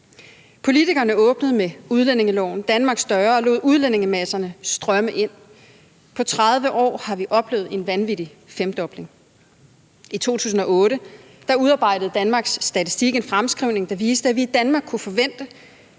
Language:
Danish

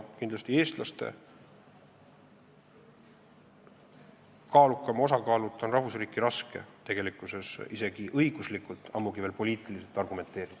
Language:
Estonian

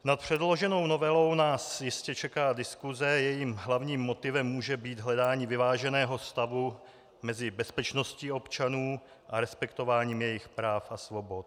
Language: Czech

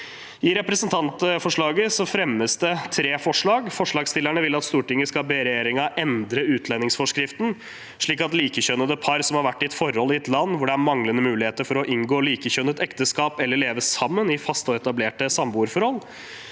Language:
Norwegian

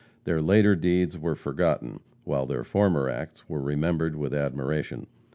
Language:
English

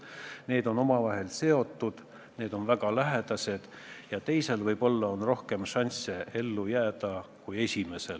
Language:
Estonian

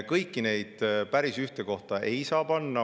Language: Estonian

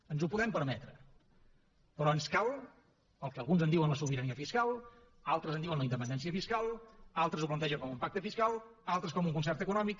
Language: Catalan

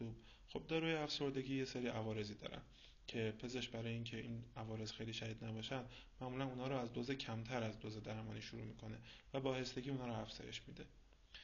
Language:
Persian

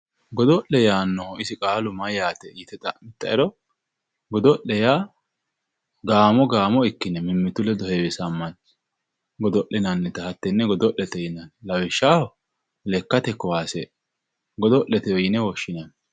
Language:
Sidamo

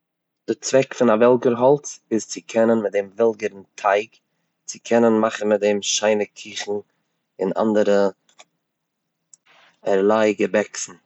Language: Yiddish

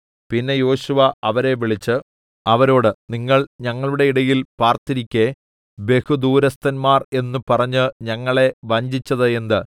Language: Malayalam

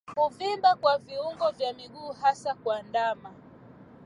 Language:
Swahili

